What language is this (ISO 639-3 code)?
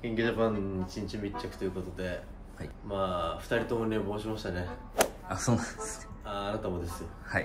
jpn